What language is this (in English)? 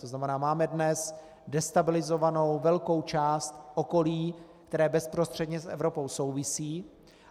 Czech